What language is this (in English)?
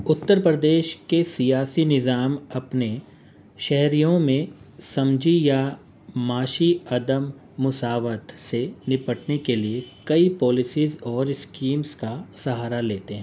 Urdu